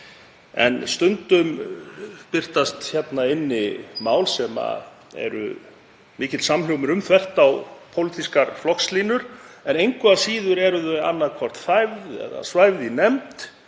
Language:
Icelandic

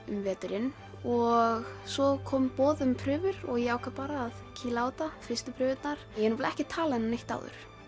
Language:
Icelandic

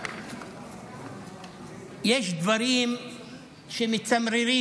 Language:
Hebrew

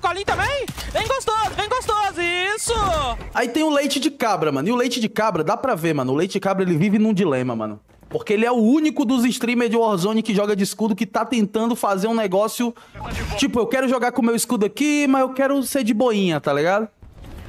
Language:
Portuguese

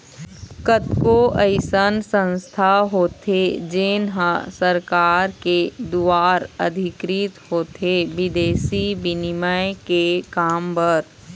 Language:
Chhattisgarhi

